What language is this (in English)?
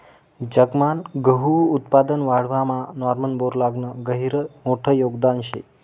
Marathi